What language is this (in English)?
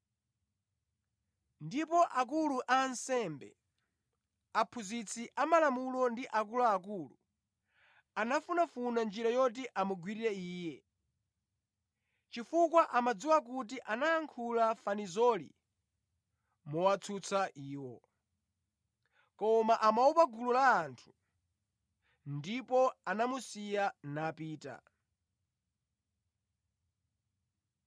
Nyanja